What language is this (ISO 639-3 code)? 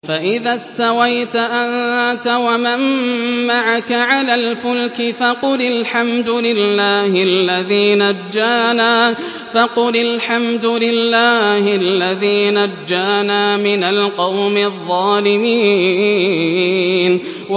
ara